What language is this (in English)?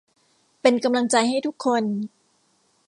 Thai